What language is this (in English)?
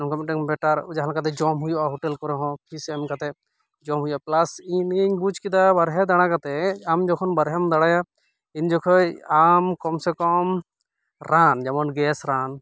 Santali